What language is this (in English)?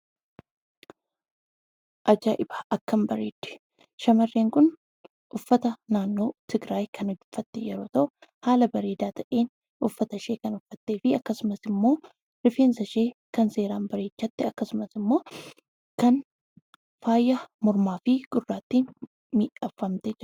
Oromo